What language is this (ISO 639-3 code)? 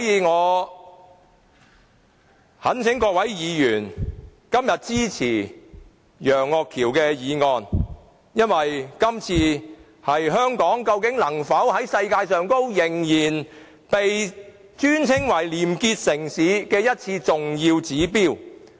yue